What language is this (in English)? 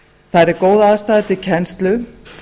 Icelandic